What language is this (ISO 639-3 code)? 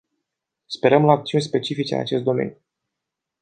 ron